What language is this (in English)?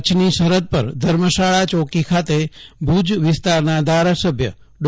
Gujarati